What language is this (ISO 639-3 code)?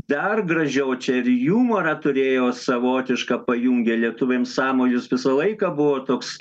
lit